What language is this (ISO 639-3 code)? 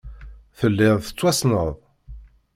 kab